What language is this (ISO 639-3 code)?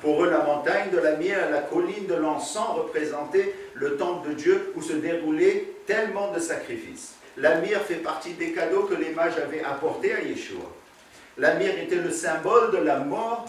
fra